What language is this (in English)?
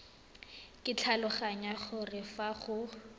Tswana